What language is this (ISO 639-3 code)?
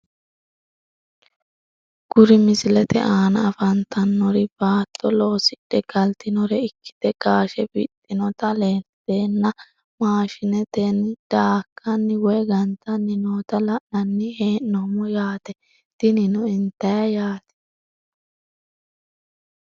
sid